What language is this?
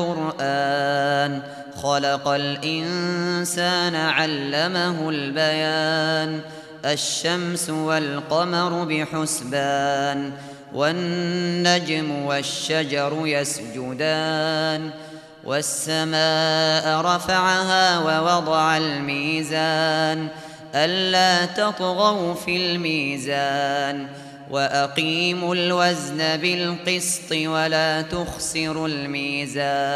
Arabic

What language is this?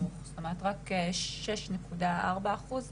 Hebrew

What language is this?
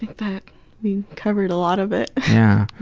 English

